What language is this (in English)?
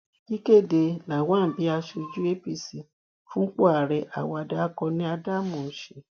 Yoruba